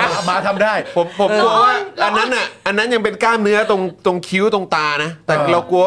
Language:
Thai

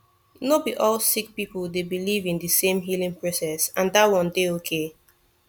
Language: Nigerian Pidgin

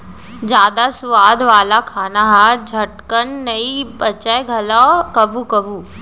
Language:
Chhattisgarhi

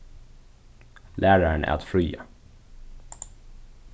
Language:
Faroese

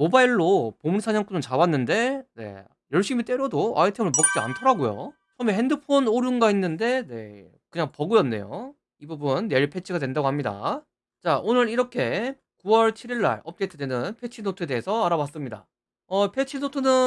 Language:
Korean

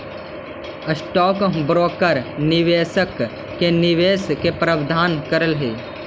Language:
Magahi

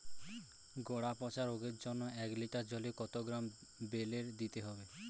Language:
Bangla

